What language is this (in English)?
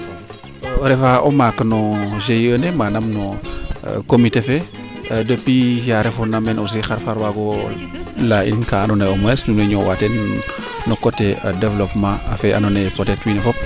Serer